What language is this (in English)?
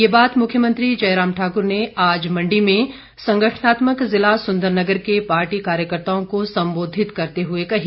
Hindi